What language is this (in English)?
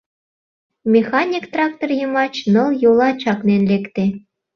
Mari